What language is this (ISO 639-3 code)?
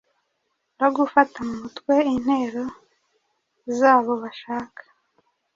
kin